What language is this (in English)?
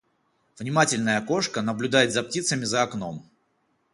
Russian